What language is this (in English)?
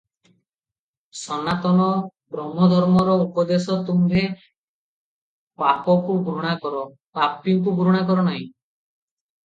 Odia